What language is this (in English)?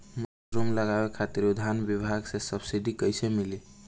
Bhojpuri